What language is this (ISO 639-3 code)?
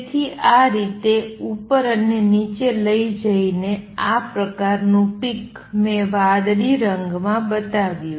guj